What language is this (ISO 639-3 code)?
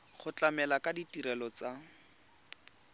tsn